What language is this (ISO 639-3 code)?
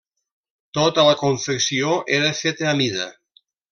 cat